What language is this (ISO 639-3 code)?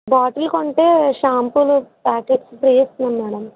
tel